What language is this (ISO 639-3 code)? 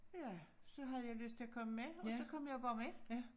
dan